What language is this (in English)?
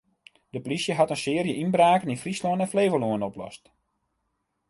Western Frisian